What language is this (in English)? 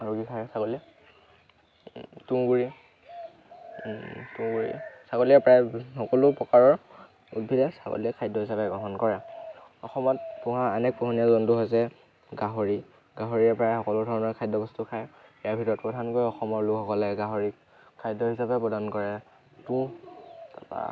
Assamese